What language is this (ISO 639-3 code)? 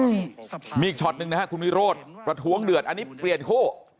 tha